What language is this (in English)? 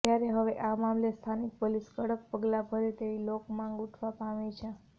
Gujarati